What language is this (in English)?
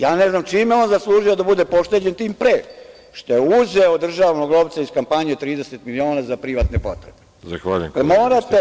Serbian